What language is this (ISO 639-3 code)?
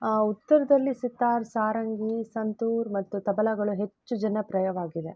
kan